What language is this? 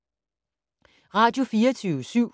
Danish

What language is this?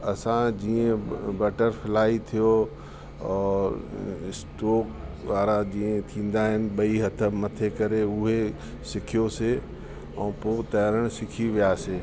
Sindhi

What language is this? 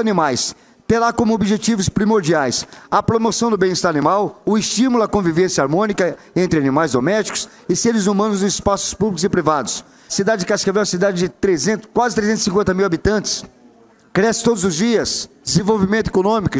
Portuguese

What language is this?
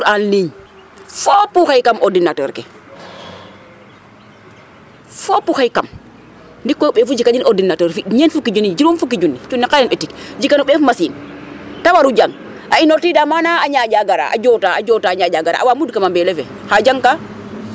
Serer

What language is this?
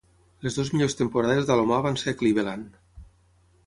Catalan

